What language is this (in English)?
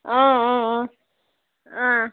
Kashmiri